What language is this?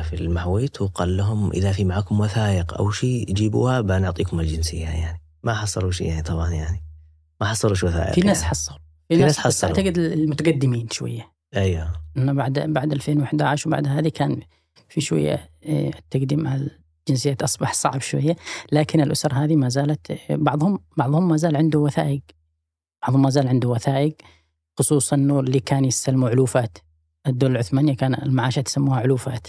Arabic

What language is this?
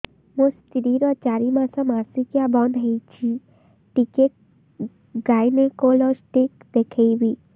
Odia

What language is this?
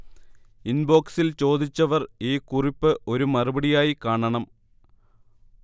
Malayalam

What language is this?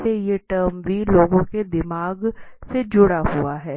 Hindi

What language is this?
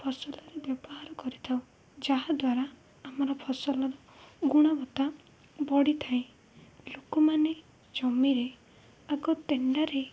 Odia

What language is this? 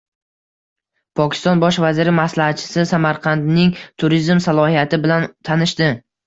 Uzbek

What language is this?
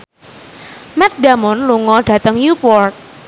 Javanese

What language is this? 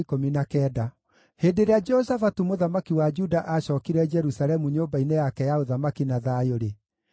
Kikuyu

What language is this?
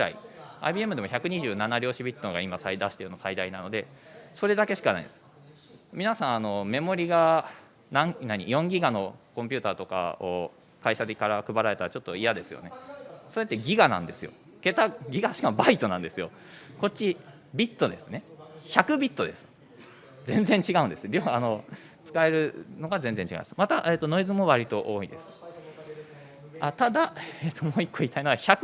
Japanese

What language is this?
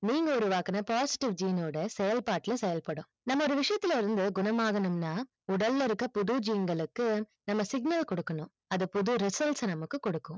Tamil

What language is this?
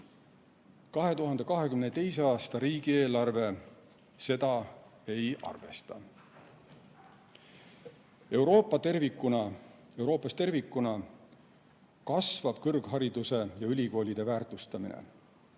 Estonian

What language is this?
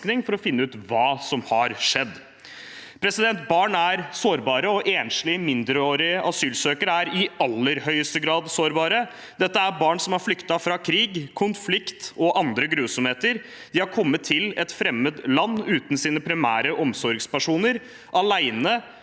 Norwegian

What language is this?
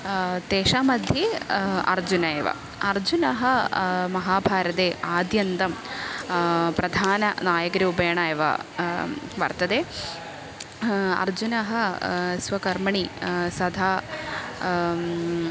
Sanskrit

